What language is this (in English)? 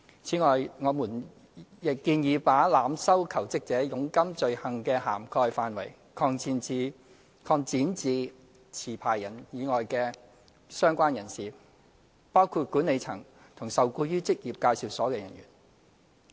Cantonese